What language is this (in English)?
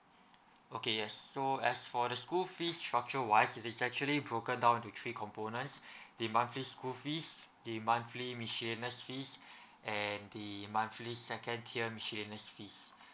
English